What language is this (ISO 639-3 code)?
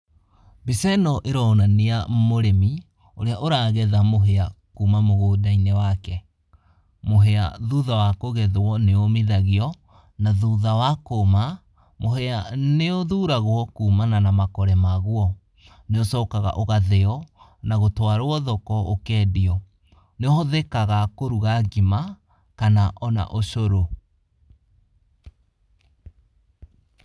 kik